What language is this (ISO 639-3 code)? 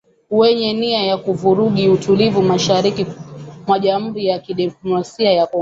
swa